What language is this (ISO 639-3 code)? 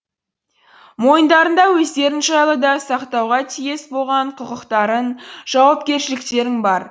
kaz